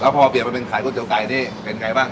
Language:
Thai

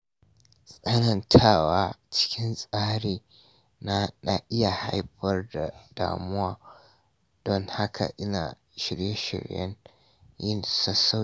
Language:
Hausa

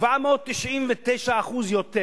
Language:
Hebrew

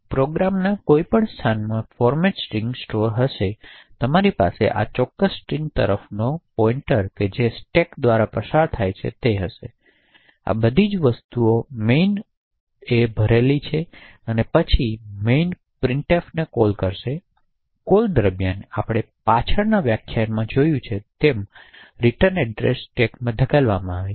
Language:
Gujarati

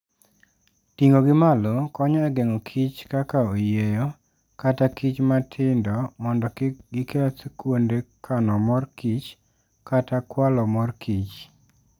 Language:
Luo (Kenya and Tanzania)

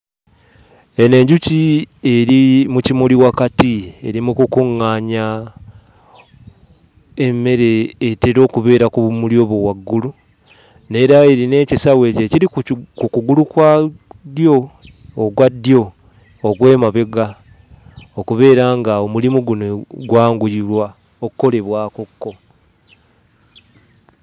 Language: Ganda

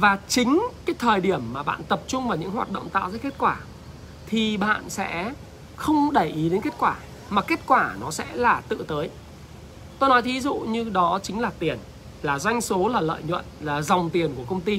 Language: Vietnamese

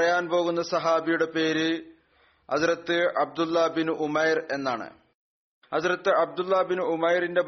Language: Malayalam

